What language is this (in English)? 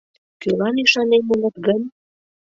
Mari